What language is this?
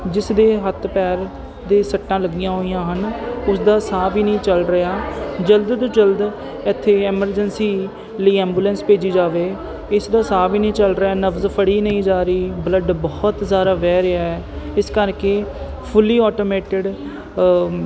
Punjabi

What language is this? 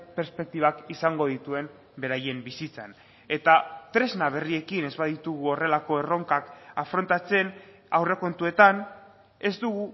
Basque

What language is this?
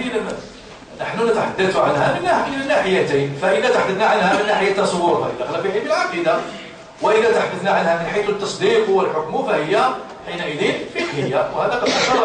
Arabic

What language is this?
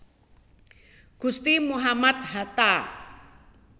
Javanese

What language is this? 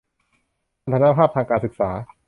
Thai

